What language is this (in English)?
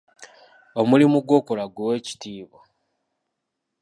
Ganda